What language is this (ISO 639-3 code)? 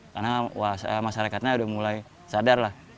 ind